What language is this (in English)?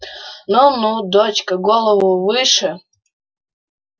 Russian